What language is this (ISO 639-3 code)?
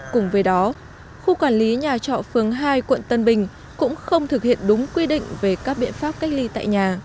vie